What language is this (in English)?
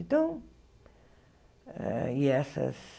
Portuguese